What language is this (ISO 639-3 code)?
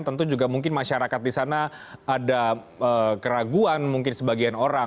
ind